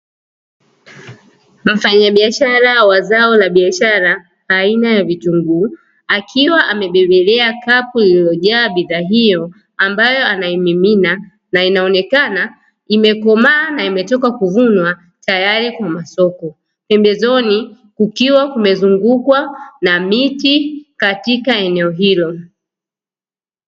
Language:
Swahili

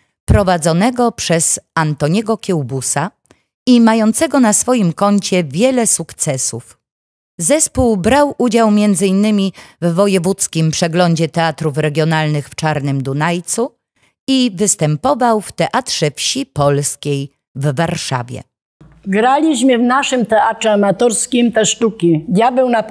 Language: Polish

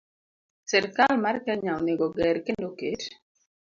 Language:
Luo (Kenya and Tanzania)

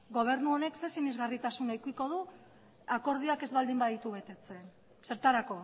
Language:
Basque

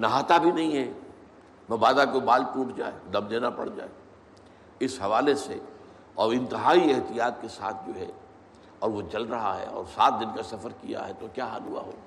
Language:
Urdu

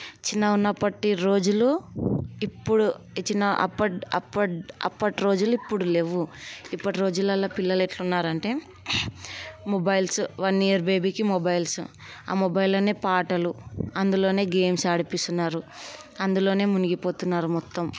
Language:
Telugu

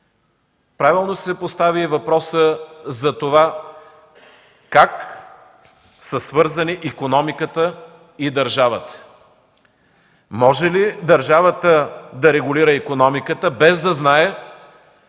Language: Bulgarian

